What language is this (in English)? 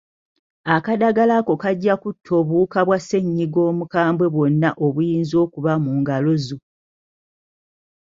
Ganda